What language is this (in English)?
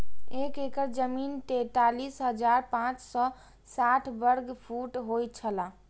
Maithili